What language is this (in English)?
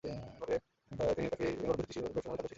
Bangla